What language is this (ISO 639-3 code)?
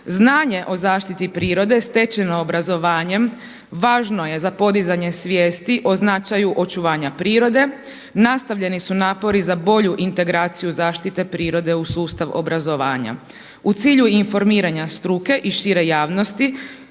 hrv